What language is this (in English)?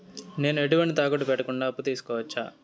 Telugu